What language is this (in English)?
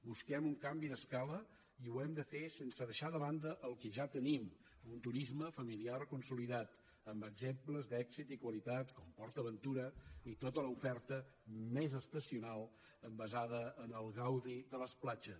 Catalan